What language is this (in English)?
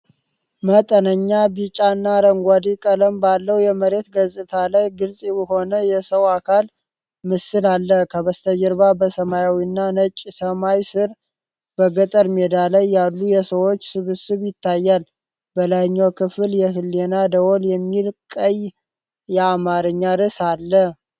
Amharic